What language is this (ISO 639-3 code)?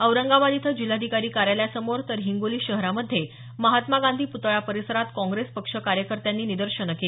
mar